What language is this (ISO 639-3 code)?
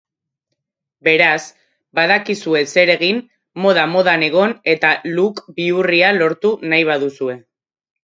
eus